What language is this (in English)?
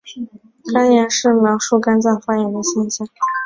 Chinese